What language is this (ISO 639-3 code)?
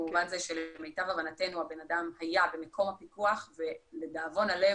heb